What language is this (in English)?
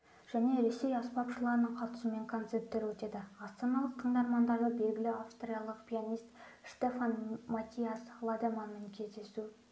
Kazakh